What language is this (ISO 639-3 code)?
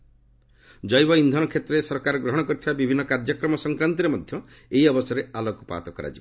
ori